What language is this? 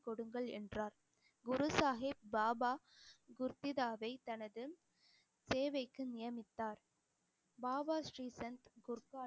Tamil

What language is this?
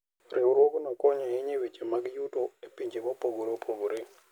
Luo (Kenya and Tanzania)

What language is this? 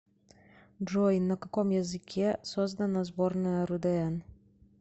Russian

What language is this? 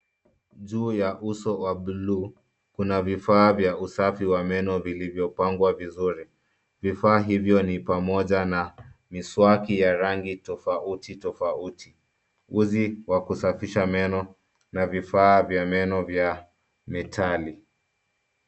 Swahili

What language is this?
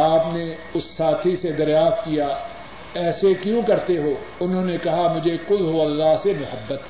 Urdu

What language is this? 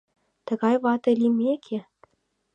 Mari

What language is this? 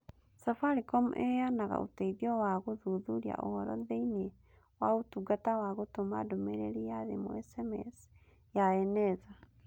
Kikuyu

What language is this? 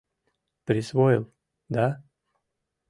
Mari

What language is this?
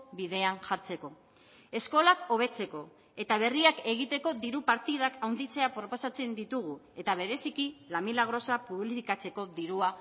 Basque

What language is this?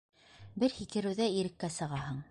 Bashkir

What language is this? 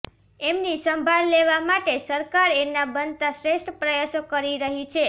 Gujarati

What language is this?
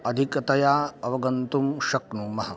Sanskrit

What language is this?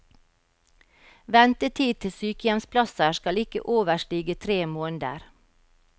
Norwegian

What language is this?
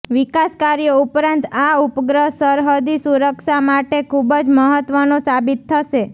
Gujarati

